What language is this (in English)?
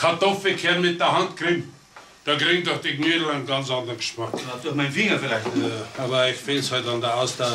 German